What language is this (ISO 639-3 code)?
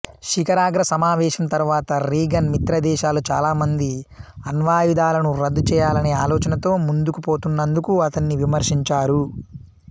tel